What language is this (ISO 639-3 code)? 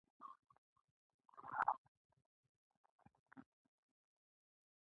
pus